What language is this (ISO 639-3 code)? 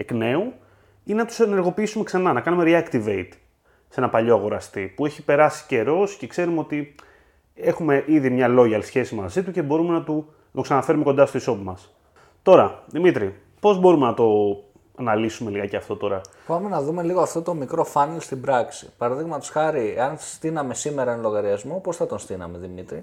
ell